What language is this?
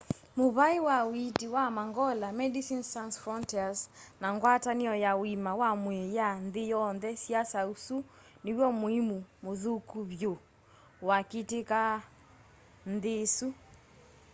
Kamba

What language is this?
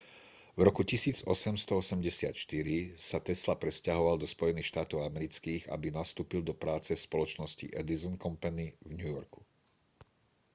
Slovak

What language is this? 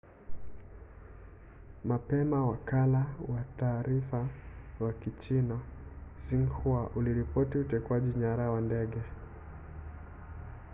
Swahili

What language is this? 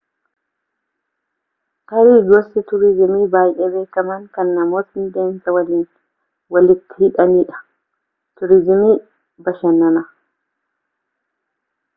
Oromo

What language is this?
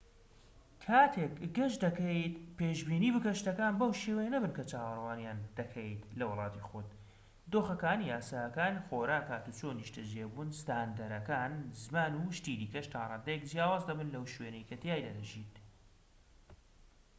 Central Kurdish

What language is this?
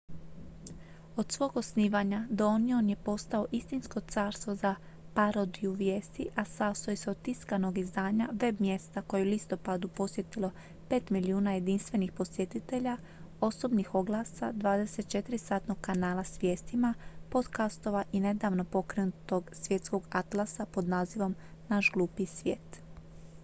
Croatian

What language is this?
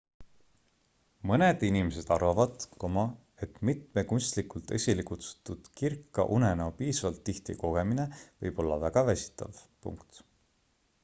Estonian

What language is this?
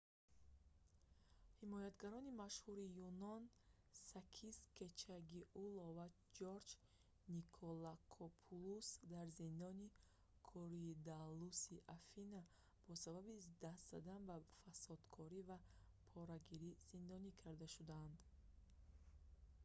Tajik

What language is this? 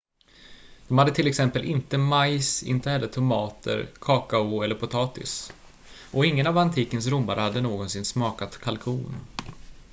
Swedish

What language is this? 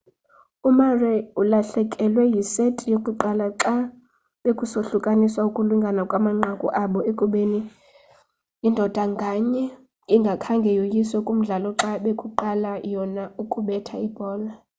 Xhosa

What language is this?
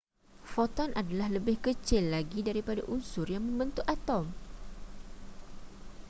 Malay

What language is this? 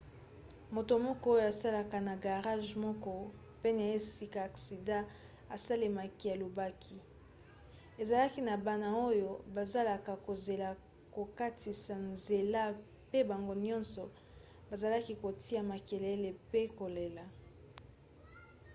Lingala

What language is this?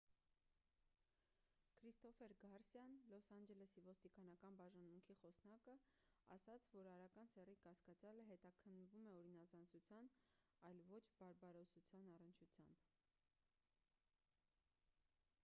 Armenian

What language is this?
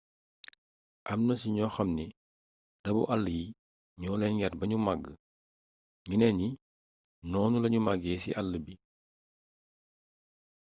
Wolof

